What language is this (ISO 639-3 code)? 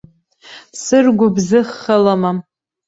abk